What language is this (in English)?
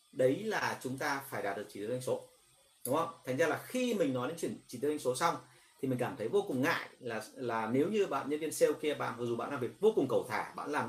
Vietnamese